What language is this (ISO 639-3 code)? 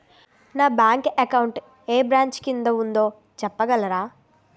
tel